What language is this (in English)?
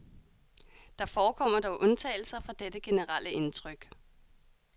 Danish